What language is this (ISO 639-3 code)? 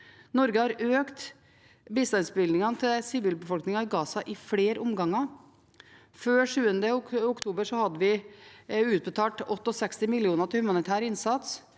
nor